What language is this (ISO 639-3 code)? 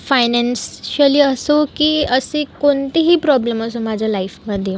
mar